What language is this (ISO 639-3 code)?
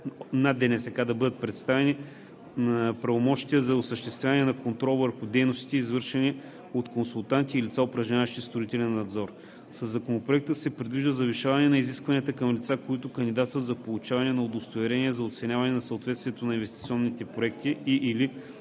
bul